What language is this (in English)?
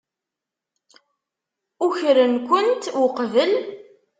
Kabyle